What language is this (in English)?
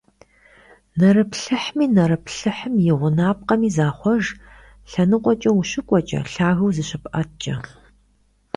Kabardian